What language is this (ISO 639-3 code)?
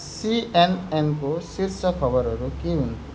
nep